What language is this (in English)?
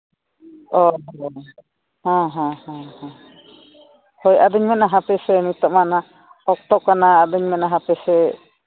Santali